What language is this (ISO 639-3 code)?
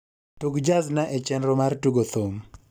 luo